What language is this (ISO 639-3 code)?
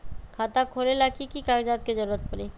mag